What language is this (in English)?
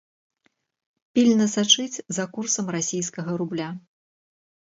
Belarusian